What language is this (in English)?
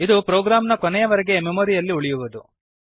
Kannada